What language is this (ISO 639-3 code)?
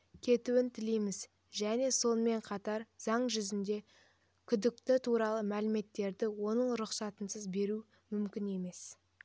kaz